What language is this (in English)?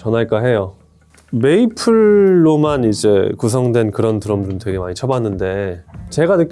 Korean